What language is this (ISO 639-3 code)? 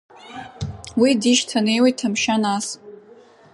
abk